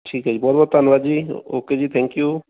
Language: Punjabi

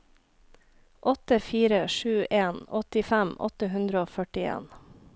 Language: Norwegian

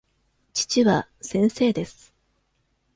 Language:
Japanese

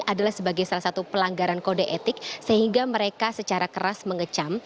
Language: Indonesian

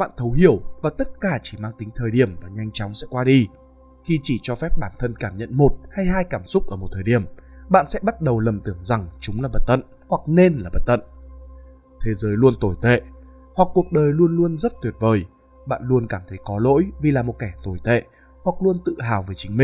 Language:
Vietnamese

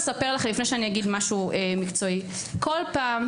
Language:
Hebrew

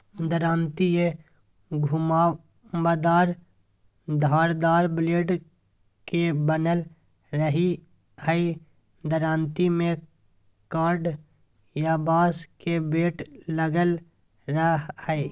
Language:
Magahi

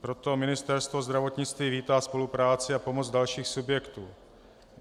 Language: Czech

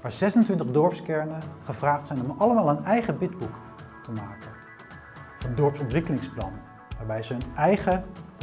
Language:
Dutch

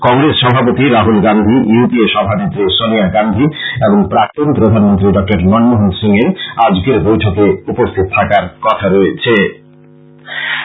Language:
Bangla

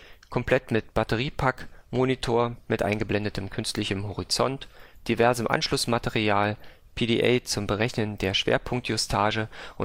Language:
German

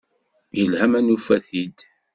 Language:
Kabyle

